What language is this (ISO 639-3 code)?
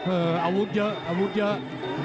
tha